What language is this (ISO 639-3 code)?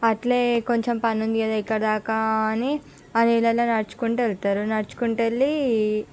tel